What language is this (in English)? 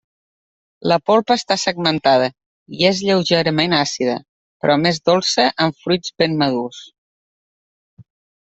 Catalan